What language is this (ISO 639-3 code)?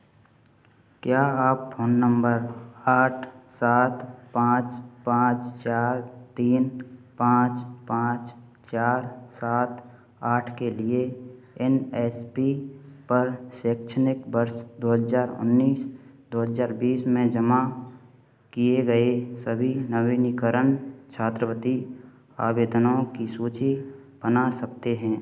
hin